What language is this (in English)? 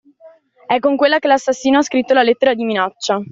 Italian